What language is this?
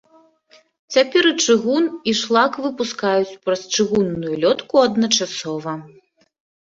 Belarusian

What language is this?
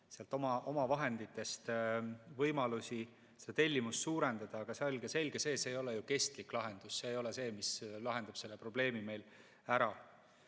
Estonian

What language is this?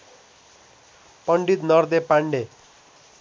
Nepali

